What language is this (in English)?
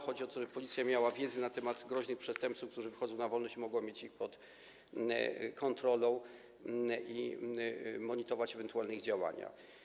Polish